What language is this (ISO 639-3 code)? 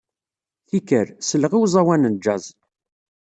kab